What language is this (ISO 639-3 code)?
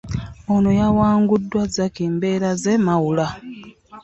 lug